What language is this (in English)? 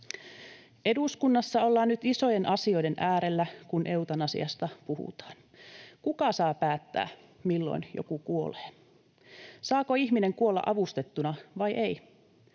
Finnish